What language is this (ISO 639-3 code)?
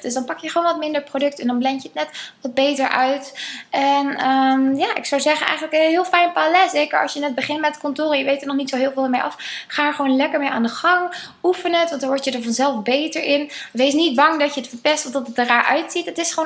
nld